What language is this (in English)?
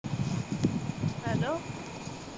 Punjabi